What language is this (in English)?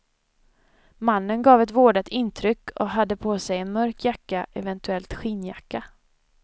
Swedish